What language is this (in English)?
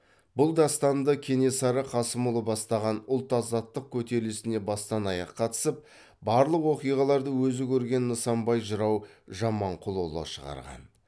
Kazakh